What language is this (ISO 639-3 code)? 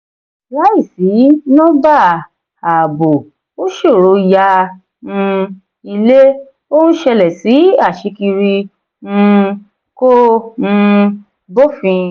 yor